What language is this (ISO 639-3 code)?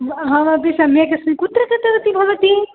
san